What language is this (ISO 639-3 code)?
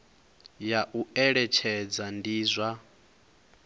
ven